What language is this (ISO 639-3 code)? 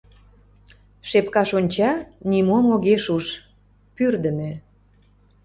chm